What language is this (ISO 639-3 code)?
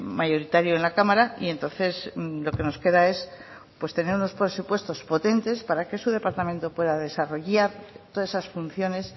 spa